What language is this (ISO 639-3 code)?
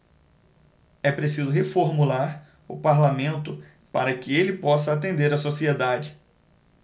por